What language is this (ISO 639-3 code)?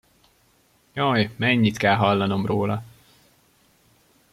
hun